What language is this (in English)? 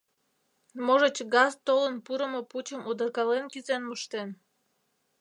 Mari